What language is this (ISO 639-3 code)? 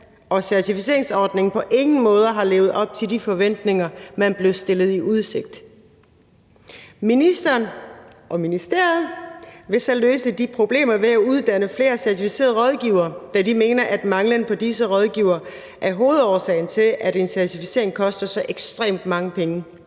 dan